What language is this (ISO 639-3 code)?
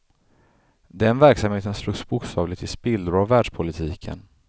swe